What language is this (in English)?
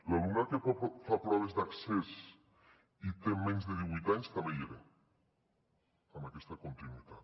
Catalan